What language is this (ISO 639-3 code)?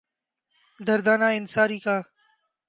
urd